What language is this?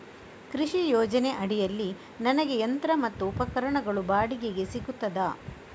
Kannada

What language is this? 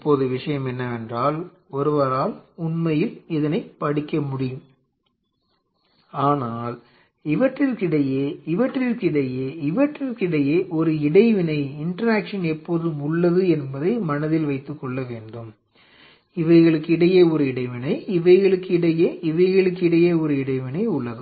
Tamil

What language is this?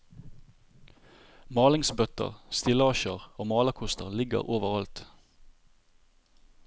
Norwegian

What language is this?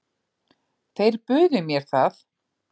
Icelandic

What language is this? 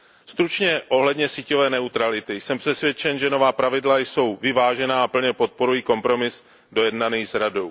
Czech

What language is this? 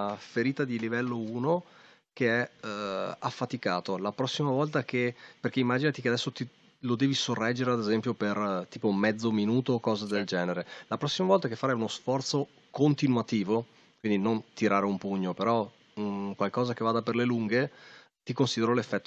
Italian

